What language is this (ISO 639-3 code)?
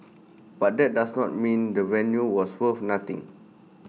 eng